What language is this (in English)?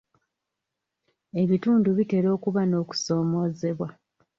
Ganda